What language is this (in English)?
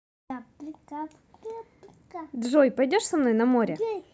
Russian